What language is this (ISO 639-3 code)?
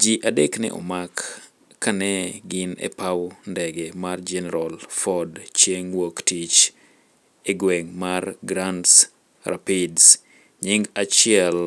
luo